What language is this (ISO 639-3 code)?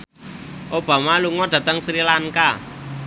jav